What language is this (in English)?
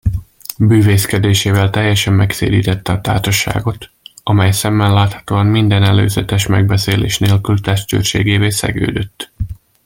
Hungarian